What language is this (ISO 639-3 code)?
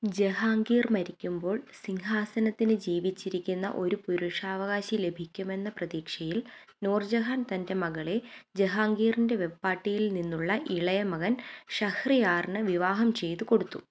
mal